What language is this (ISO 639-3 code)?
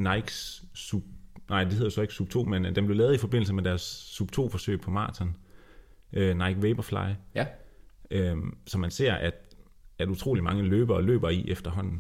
dan